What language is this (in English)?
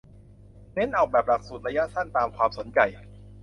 Thai